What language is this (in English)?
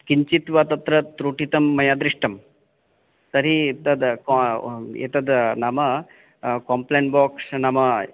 Sanskrit